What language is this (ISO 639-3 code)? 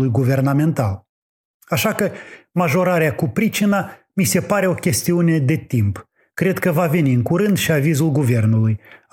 ron